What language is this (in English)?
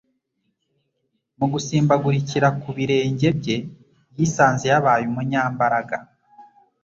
Kinyarwanda